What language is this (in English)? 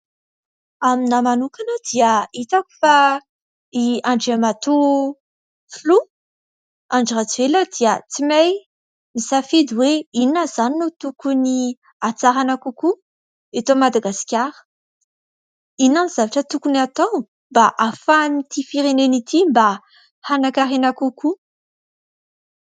Malagasy